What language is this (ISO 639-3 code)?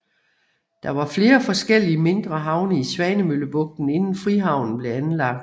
dan